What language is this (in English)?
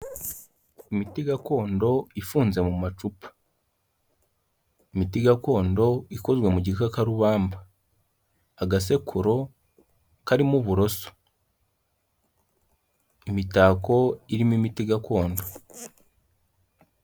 Kinyarwanda